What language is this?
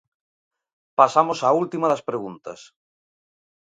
Galician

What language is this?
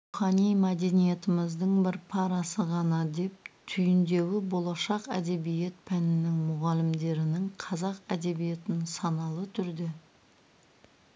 Kazakh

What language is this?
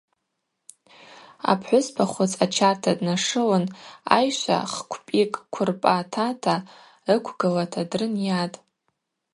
Abaza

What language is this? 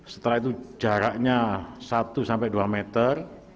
Indonesian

